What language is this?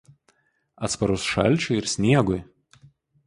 Lithuanian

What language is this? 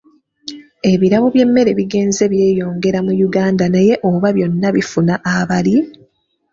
Ganda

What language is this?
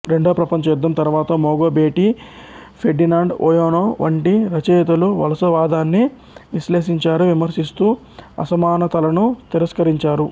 Telugu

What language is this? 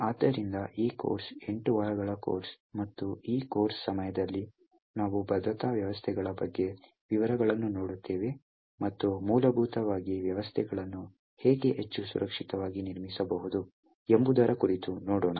Kannada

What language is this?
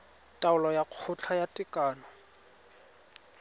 Tswana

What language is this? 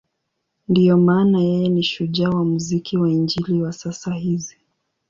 Swahili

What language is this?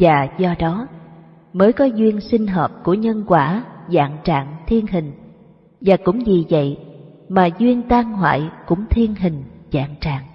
Vietnamese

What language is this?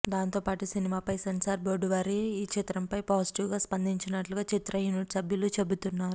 Telugu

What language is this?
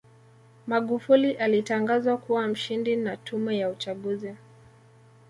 Swahili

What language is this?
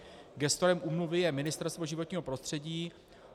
Czech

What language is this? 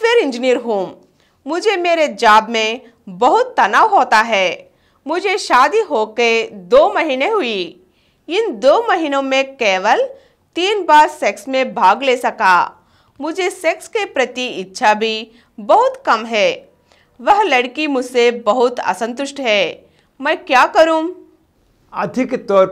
Hindi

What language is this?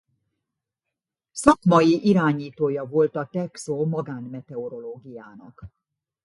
Hungarian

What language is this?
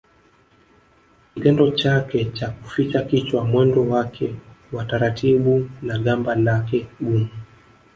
Swahili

